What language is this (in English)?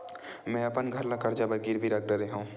Chhattisgarhi